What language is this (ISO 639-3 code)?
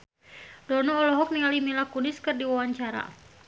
sun